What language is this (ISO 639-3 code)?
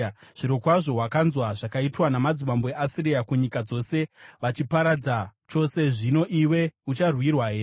sna